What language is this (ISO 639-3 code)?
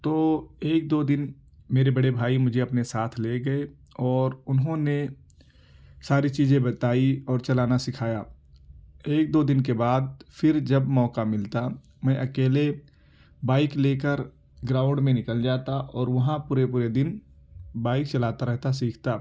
urd